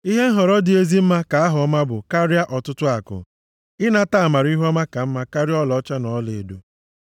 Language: Igbo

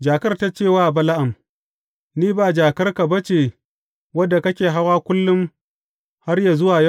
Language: Hausa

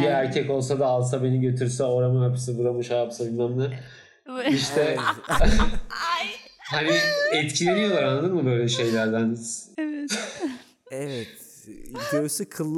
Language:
Turkish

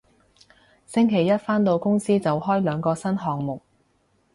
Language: Cantonese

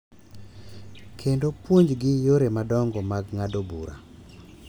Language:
Luo (Kenya and Tanzania)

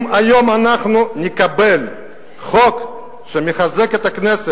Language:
Hebrew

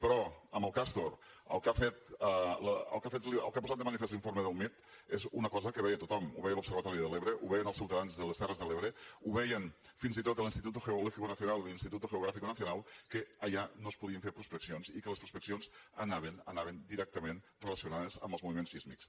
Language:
Catalan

